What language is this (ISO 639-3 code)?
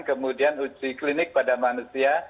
ind